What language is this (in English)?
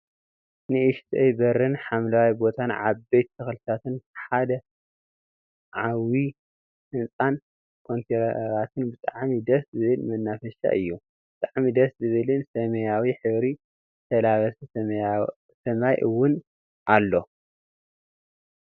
Tigrinya